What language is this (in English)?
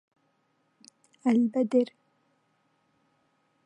Arabic